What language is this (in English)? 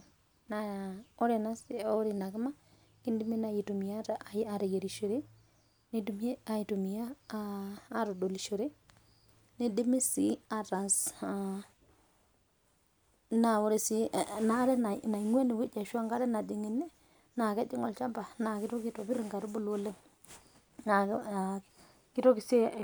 Masai